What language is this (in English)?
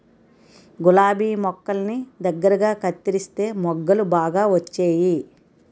Telugu